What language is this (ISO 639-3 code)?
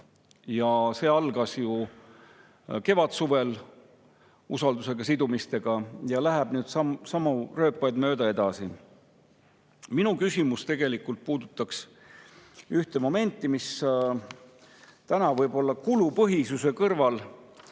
est